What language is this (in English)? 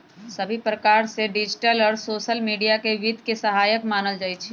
Magahi